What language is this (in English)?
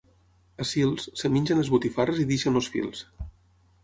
Catalan